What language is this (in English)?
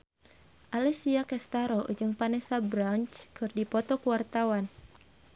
Sundanese